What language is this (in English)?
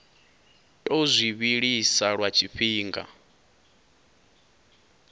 Venda